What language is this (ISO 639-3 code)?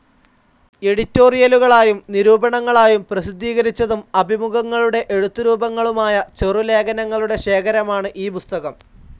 mal